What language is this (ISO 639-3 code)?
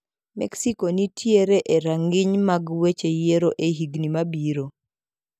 luo